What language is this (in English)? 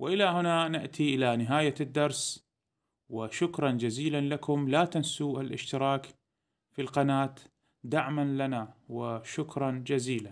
Arabic